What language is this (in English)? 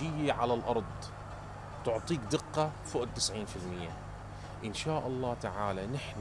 Arabic